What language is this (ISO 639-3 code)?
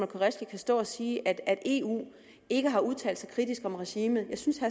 dan